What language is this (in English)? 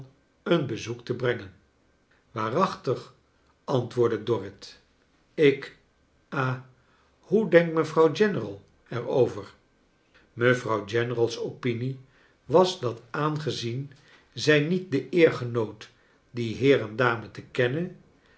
Dutch